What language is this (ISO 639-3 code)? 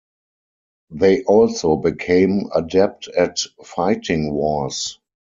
eng